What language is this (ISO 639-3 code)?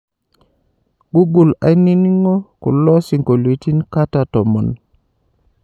mas